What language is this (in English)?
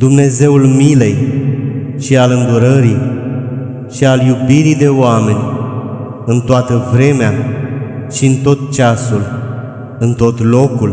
Romanian